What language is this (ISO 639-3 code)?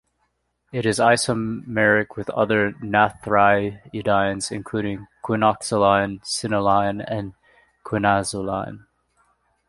eng